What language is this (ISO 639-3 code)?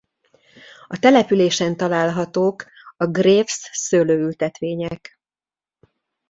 hun